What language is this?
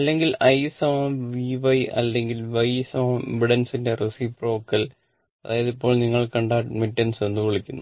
Malayalam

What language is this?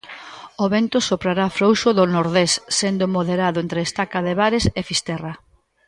Galician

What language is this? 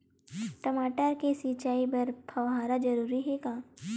Chhattisgarhi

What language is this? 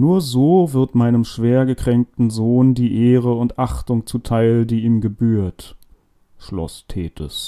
German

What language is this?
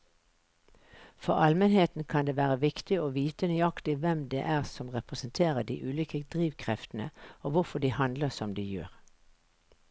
Norwegian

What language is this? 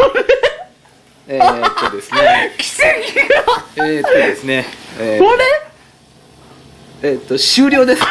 Japanese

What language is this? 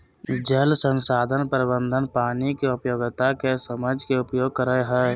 Magahi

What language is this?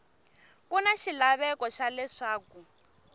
Tsonga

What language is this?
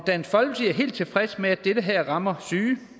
Danish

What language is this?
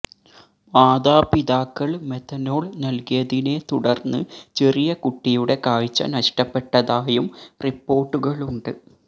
Malayalam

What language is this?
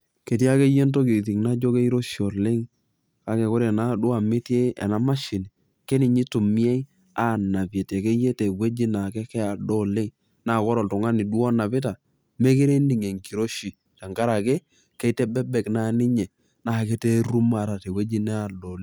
Masai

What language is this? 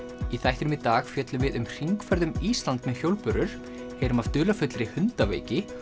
Icelandic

